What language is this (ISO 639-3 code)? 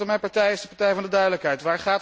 nld